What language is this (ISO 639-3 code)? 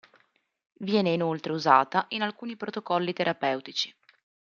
ita